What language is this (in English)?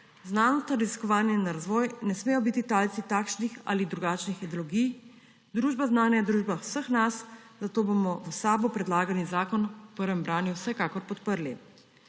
Slovenian